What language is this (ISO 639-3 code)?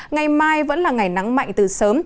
vie